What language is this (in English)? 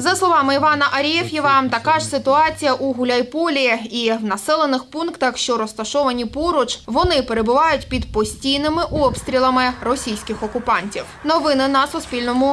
Ukrainian